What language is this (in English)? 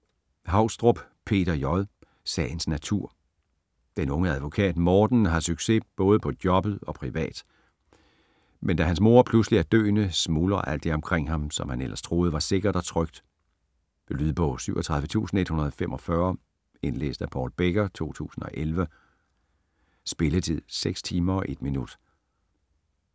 Danish